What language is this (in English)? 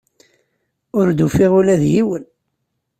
Kabyle